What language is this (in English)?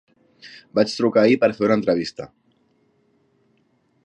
Catalan